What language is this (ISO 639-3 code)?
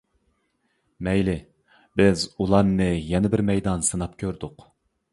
uig